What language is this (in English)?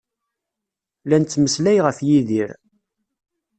Kabyle